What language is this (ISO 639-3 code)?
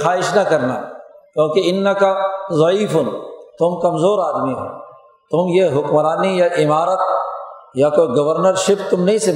urd